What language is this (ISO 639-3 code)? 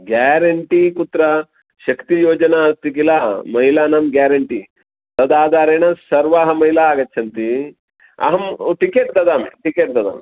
san